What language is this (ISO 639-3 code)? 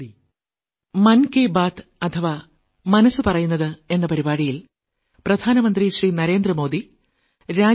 mal